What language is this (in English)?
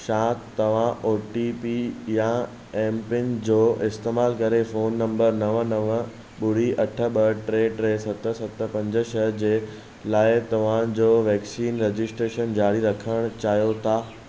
Sindhi